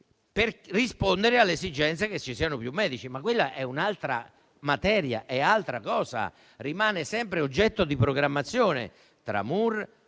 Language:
Italian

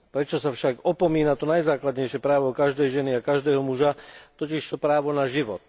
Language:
Slovak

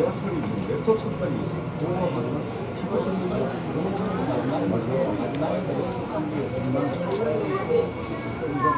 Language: Korean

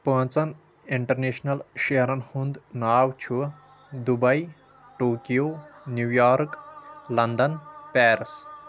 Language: Kashmiri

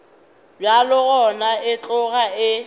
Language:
Northern Sotho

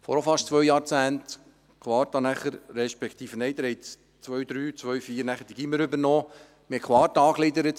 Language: Swiss German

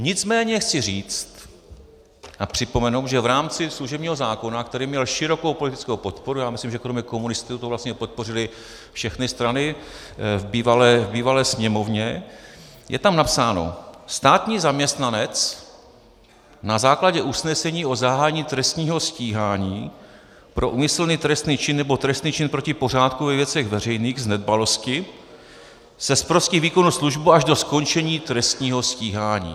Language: Czech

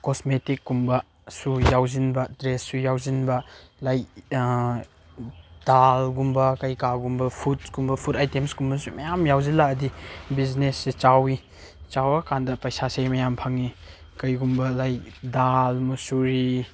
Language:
Manipuri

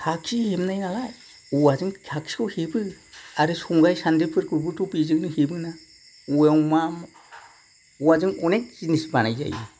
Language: Bodo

